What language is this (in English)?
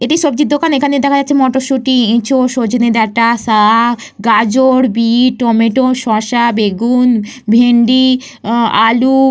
Bangla